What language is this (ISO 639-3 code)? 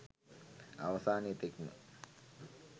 sin